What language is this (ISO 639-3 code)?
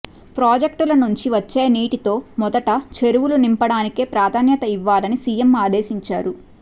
tel